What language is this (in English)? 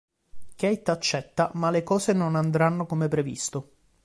Italian